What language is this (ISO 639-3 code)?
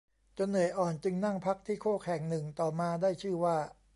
tha